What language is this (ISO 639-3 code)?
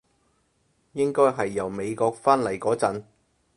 yue